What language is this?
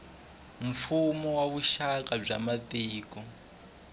Tsonga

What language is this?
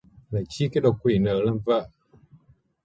Vietnamese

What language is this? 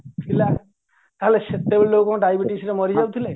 Odia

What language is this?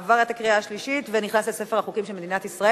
Hebrew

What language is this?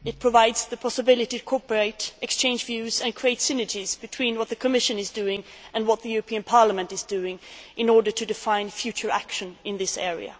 English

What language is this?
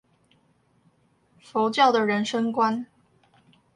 Chinese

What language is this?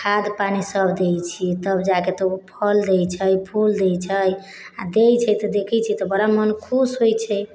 Maithili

